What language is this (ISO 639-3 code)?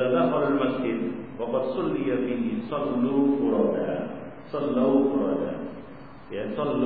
msa